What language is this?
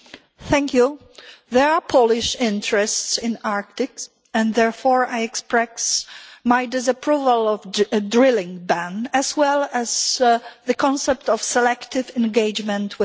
English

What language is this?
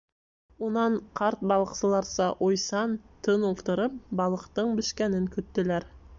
Bashkir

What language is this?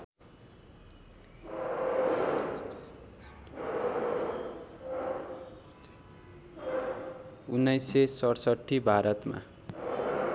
Nepali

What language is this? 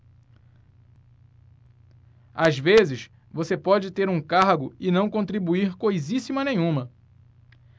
Portuguese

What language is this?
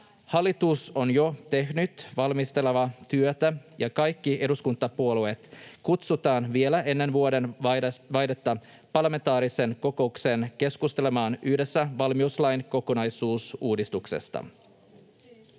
Finnish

